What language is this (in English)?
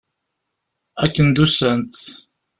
Kabyle